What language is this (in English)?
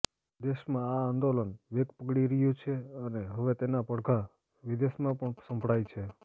Gujarati